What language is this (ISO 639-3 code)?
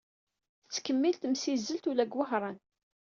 kab